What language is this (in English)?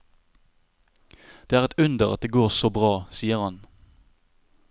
Norwegian